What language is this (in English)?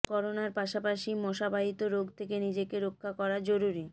Bangla